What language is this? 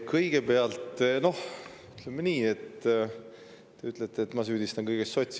Estonian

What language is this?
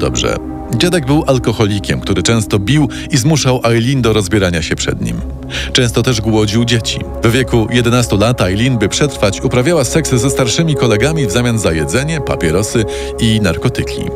Polish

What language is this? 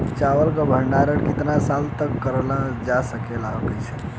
Bhojpuri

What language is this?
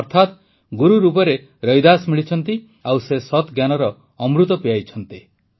Odia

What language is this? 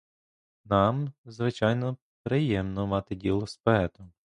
Ukrainian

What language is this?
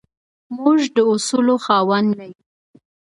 Pashto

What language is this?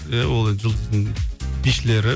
Kazakh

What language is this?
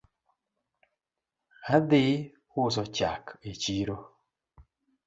Luo (Kenya and Tanzania)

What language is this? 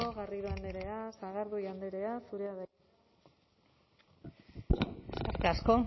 Basque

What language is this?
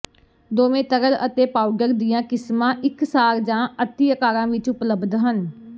Punjabi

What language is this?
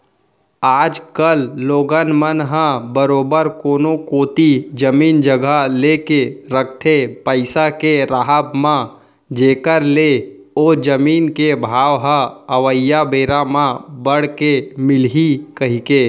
Chhattisgarhi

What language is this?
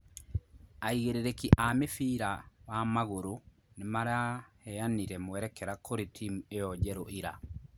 Kikuyu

